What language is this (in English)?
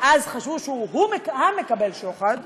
Hebrew